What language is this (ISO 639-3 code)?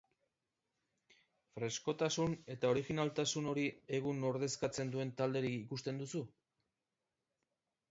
eus